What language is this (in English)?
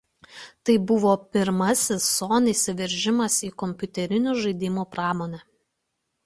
Lithuanian